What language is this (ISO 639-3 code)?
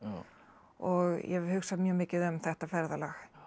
isl